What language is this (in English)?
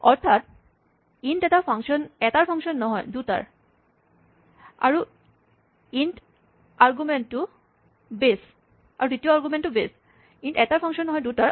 Assamese